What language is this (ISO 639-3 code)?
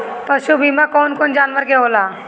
bho